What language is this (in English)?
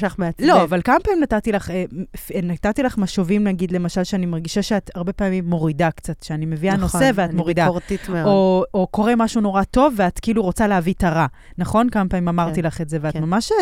Hebrew